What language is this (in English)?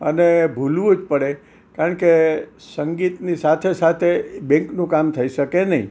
Gujarati